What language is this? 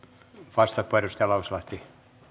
Finnish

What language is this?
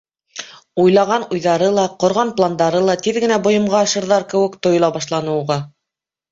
Bashkir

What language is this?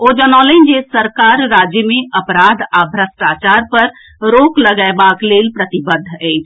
Maithili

